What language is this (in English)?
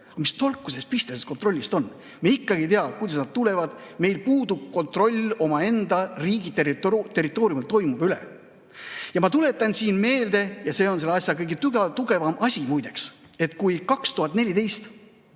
Estonian